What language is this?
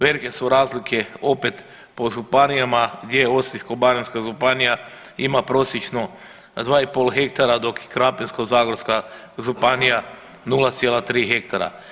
Croatian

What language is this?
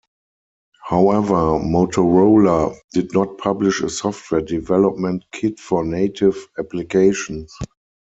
English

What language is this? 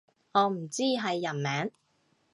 Cantonese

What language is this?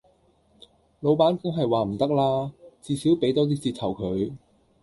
Cantonese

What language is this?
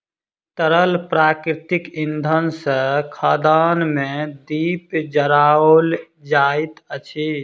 Maithili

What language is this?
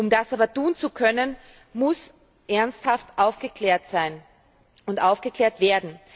German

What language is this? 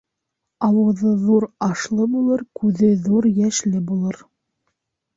Bashkir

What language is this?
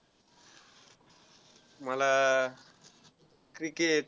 Marathi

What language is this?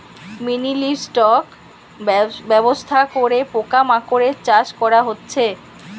Bangla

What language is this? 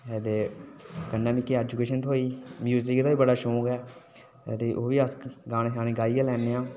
Dogri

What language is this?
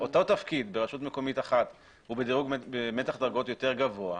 Hebrew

